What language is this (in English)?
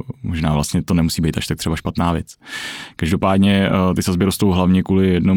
Czech